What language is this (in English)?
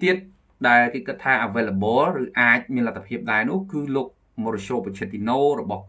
Vietnamese